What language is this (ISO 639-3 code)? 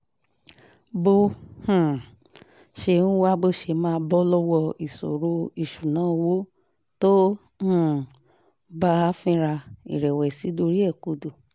yor